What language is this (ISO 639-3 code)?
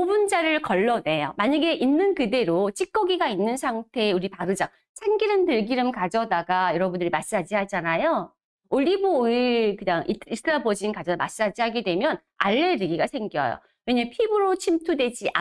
kor